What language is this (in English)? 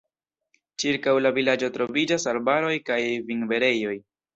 Esperanto